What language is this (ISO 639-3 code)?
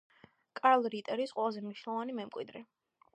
kat